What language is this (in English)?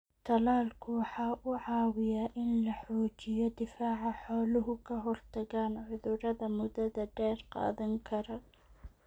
Somali